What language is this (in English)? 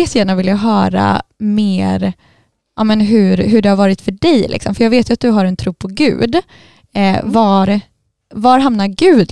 Swedish